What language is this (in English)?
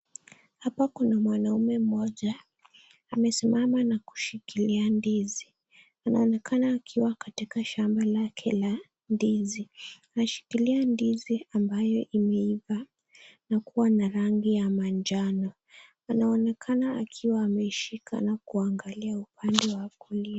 Swahili